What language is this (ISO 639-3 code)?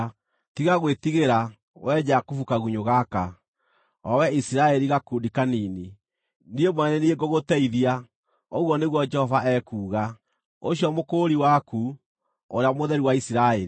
kik